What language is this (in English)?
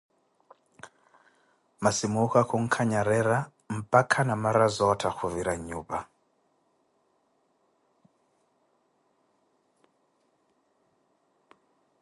Koti